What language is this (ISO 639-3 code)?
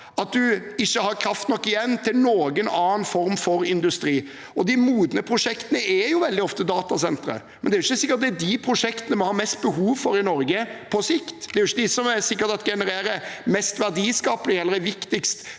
nor